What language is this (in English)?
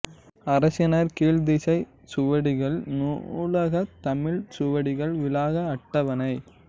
Tamil